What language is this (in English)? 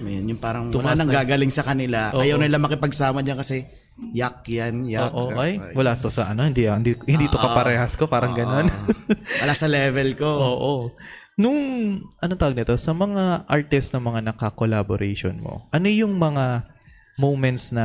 Filipino